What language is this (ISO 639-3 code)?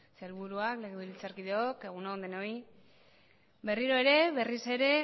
eus